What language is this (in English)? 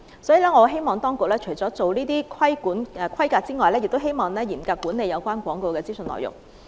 Cantonese